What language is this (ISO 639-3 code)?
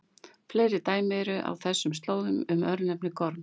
isl